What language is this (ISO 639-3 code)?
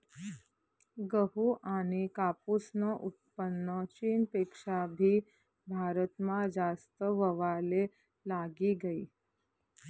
mar